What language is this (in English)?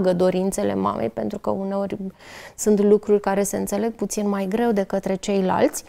Romanian